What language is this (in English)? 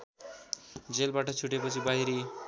Nepali